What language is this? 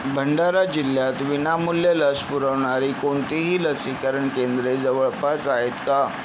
Marathi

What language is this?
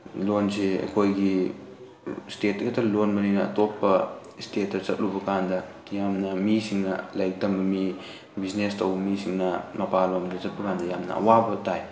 Manipuri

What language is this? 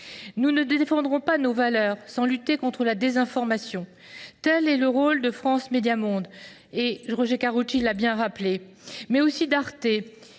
French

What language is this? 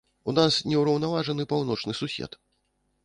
Belarusian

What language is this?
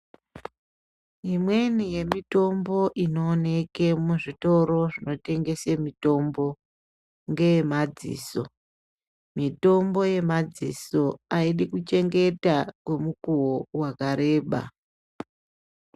Ndau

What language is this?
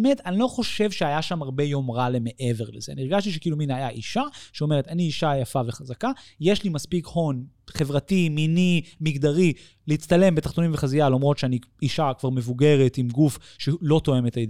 Hebrew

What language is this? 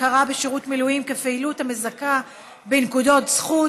Hebrew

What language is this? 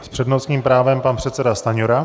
Czech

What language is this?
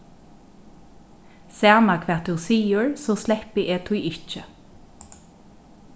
Faroese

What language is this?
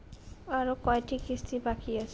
Bangla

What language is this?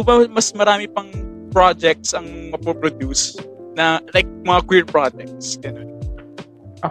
Filipino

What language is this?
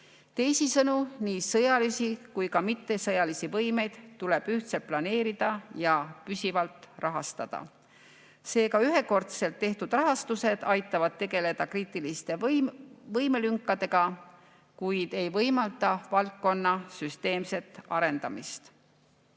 Estonian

